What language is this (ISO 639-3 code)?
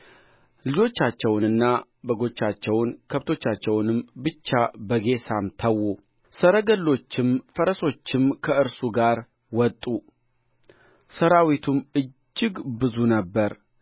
amh